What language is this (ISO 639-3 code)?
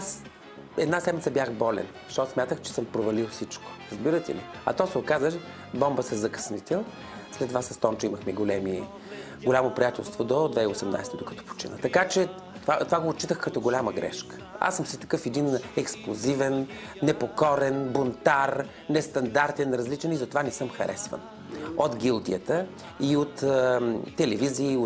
bul